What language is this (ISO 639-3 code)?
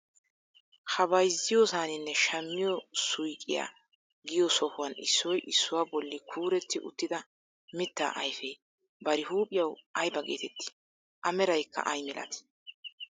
wal